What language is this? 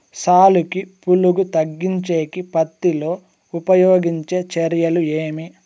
Telugu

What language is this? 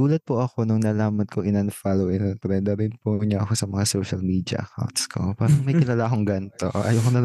Filipino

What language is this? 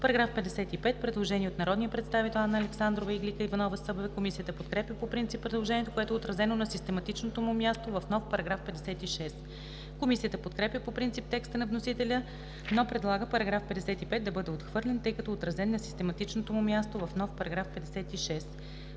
Bulgarian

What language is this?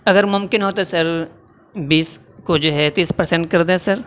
Urdu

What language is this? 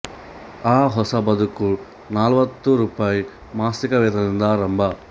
Kannada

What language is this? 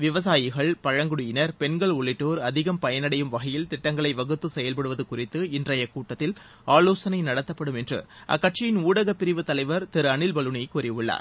Tamil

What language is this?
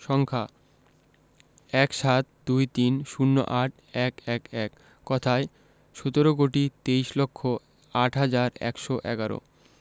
Bangla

